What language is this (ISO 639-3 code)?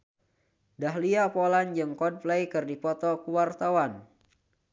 sun